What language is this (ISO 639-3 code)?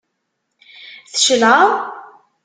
kab